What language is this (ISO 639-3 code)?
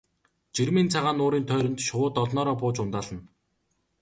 mon